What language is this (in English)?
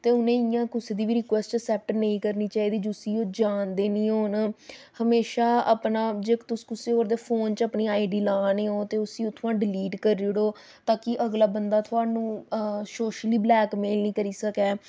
Dogri